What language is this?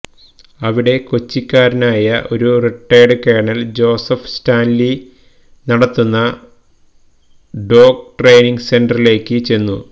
Malayalam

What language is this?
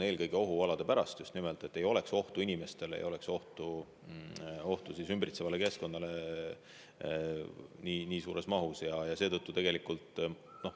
Estonian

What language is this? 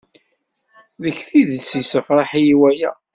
Kabyle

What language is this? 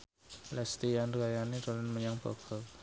Javanese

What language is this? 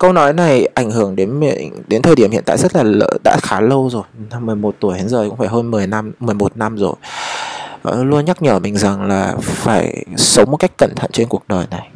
Vietnamese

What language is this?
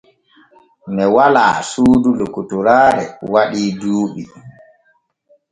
Borgu Fulfulde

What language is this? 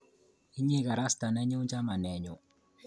Kalenjin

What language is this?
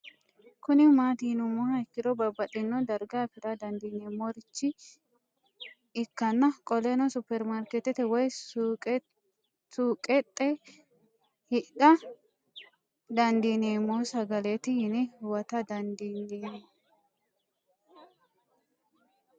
Sidamo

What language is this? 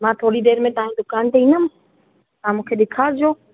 Sindhi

